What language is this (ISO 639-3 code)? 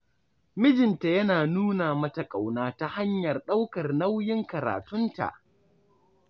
hau